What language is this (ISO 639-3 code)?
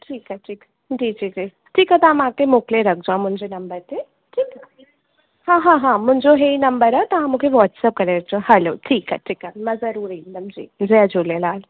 snd